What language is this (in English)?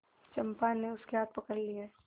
Hindi